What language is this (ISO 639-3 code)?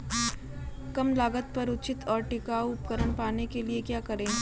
hin